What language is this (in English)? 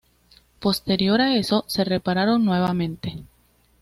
Spanish